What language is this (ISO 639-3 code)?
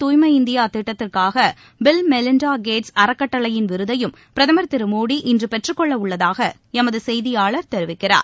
tam